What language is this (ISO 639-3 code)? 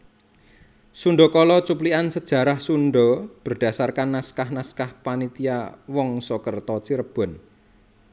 jav